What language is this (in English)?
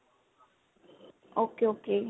Punjabi